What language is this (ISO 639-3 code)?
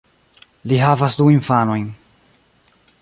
epo